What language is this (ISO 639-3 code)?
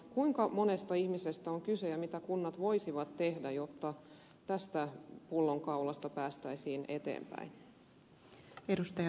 fin